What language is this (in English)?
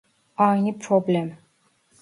Turkish